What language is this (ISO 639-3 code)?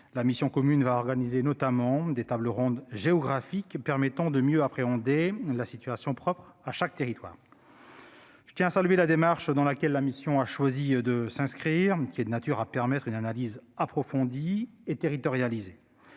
fra